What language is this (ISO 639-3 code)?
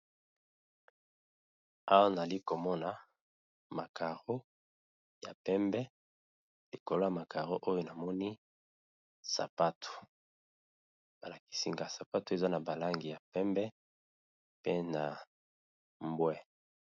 lin